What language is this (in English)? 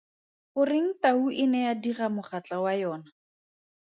Tswana